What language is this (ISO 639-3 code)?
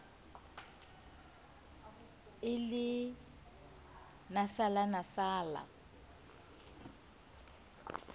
sot